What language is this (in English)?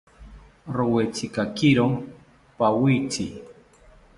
South Ucayali Ashéninka